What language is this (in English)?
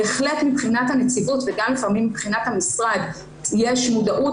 Hebrew